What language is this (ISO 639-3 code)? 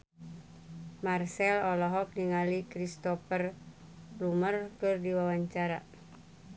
sun